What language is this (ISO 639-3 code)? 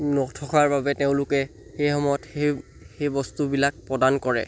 asm